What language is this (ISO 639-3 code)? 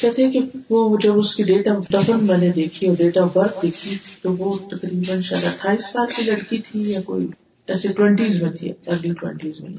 urd